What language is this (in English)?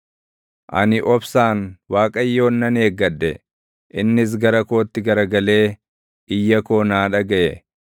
Oromo